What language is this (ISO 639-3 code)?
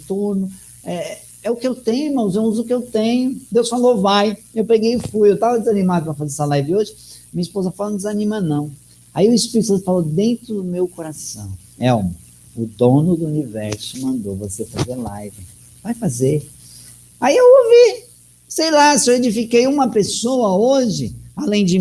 por